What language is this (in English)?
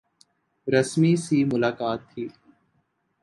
Urdu